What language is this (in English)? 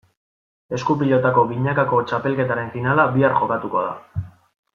Basque